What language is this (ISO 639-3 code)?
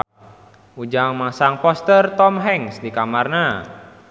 sun